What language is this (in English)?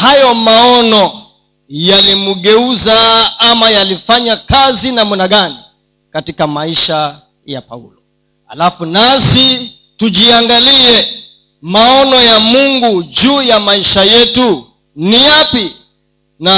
Swahili